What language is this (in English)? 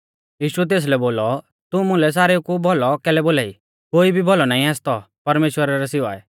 Mahasu Pahari